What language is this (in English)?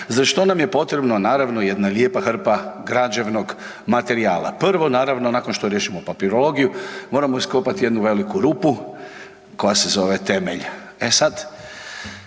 Croatian